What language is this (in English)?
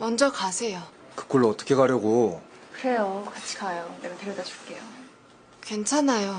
Korean